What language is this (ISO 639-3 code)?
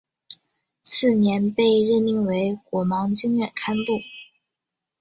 zho